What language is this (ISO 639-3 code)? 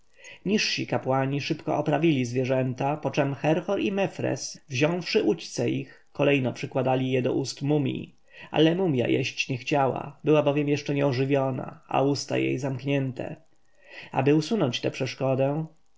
pol